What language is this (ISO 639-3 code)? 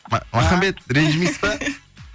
kaz